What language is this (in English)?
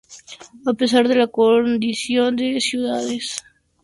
Spanish